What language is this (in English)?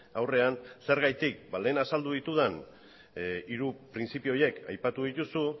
Basque